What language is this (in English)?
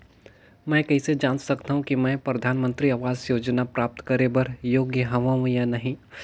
Chhattisgarhi